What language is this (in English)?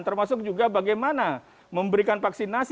Indonesian